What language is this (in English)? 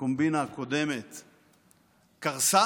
Hebrew